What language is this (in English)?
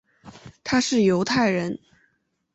Chinese